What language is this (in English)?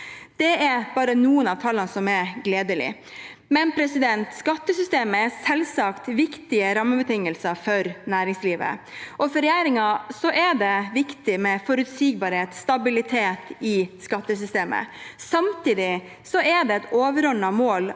Norwegian